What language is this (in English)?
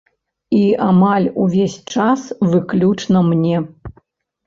Belarusian